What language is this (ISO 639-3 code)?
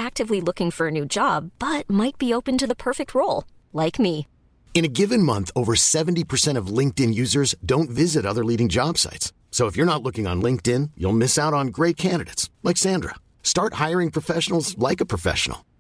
urd